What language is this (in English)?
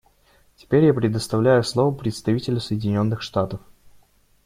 Russian